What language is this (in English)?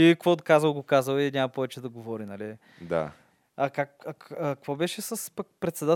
Bulgarian